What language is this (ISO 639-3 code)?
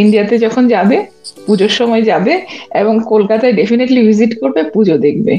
ben